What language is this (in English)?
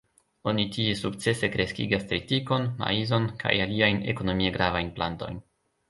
Esperanto